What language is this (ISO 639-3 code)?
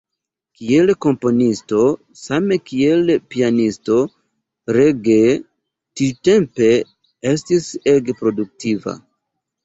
epo